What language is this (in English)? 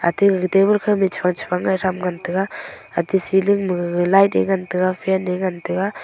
Wancho Naga